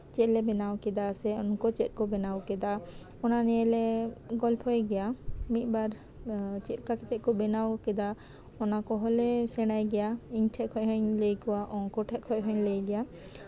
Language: Santali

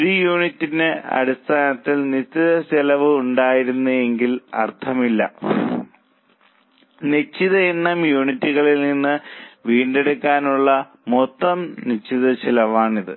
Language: Malayalam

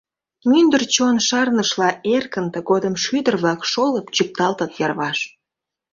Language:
Mari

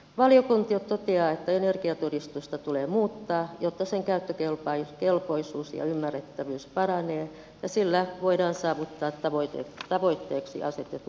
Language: Finnish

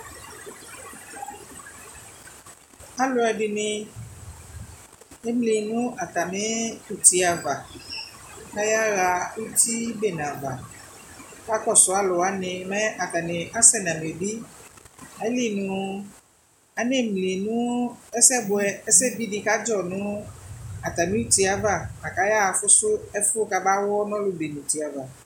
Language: Ikposo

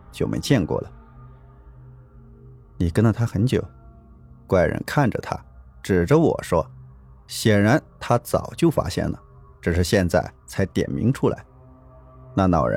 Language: Chinese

